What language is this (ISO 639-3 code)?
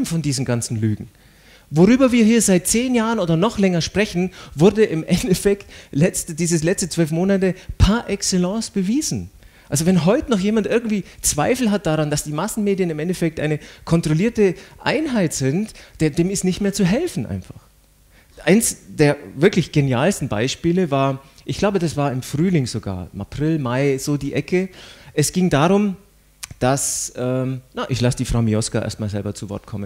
deu